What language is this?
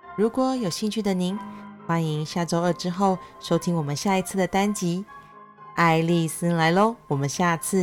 Chinese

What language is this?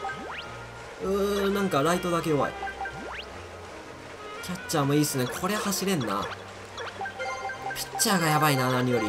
Japanese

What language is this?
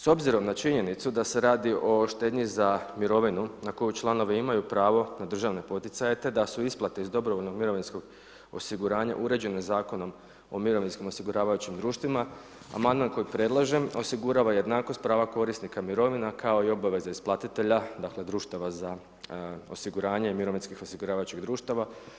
Croatian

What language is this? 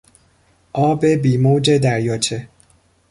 Persian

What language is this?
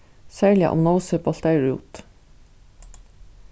Faroese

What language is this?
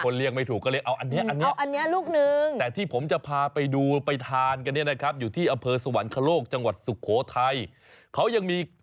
Thai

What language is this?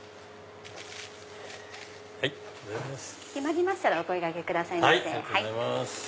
Japanese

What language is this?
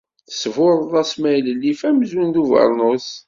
Kabyle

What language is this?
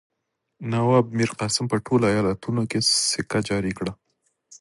Pashto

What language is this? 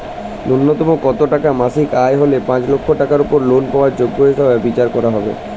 Bangla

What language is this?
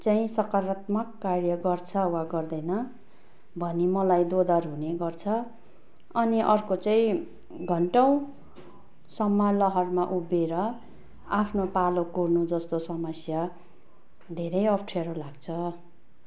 Nepali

